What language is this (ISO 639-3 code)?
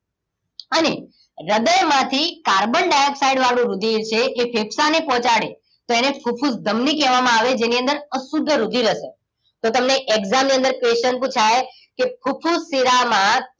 guj